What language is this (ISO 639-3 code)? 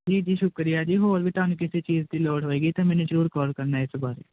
pan